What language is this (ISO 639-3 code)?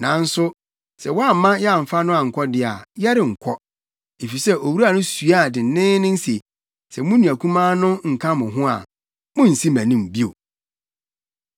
aka